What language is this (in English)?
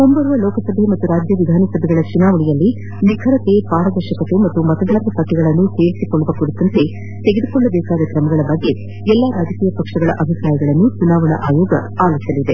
Kannada